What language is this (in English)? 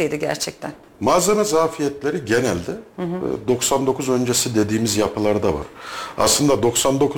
Turkish